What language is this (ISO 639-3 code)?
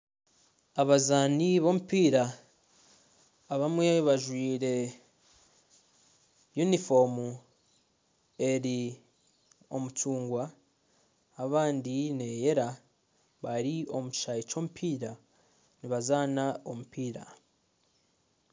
nyn